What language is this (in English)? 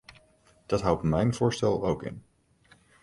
Dutch